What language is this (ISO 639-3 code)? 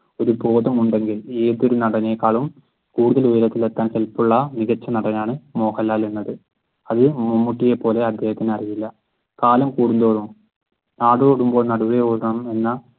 mal